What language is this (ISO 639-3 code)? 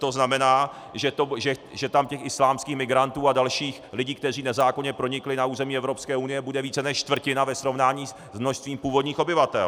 ces